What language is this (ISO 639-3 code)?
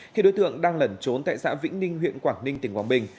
vie